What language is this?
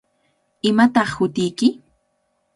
Cajatambo North Lima Quechua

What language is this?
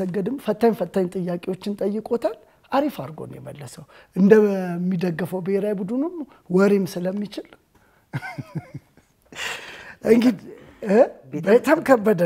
Arabic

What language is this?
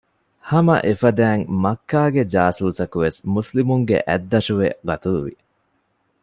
Divehi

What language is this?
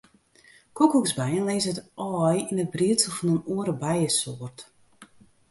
Western Frisian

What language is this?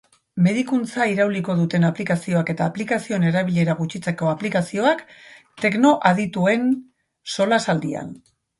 Basque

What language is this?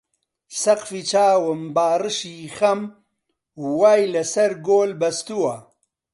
Central Kurdish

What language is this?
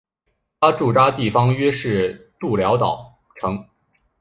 Chinese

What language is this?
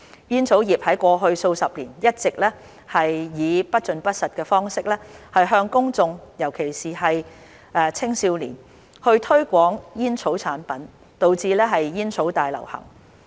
Cantonese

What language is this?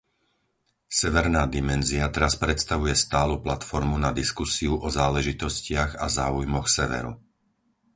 Slovak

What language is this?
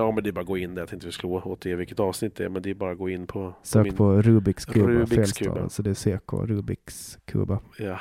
Swedish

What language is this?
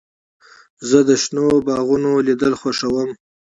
Pashto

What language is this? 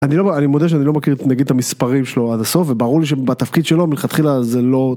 Hebrew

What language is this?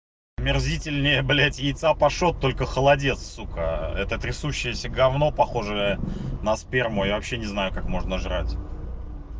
Russian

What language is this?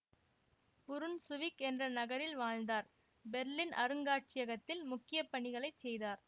Tamil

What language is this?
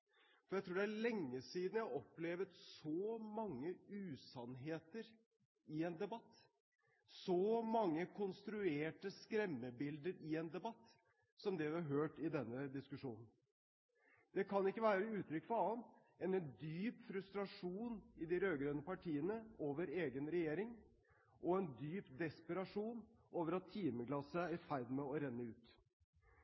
Norwegian Bokmål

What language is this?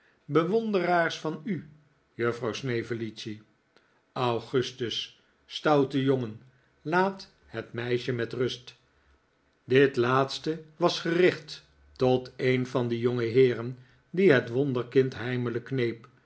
Dutch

